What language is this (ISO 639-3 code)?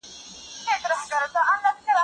pus